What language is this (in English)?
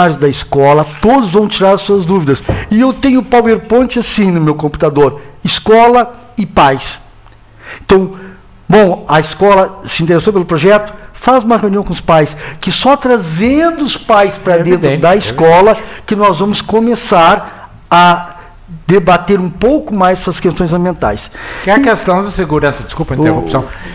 Portuguese